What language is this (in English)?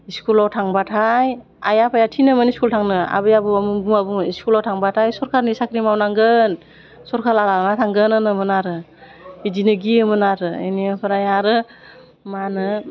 Bodo